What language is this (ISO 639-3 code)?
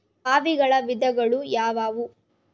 kan